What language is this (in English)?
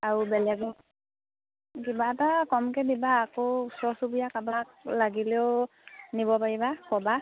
Assamese